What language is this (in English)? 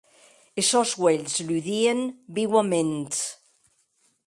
Occitan